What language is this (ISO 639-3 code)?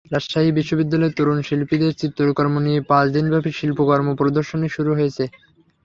ben